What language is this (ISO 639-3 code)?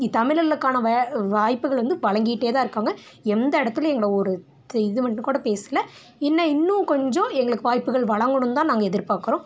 tam